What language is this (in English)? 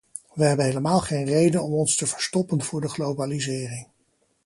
Dutch